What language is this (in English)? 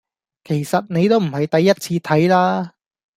Cantonese